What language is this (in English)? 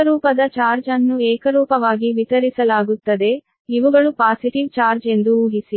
Kannada